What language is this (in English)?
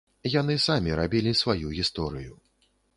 Belarusian